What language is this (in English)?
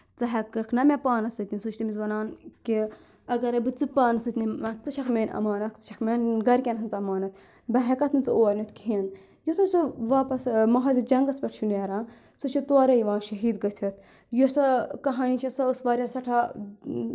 Kashmiri